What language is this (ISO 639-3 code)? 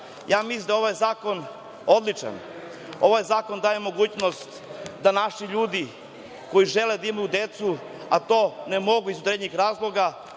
srp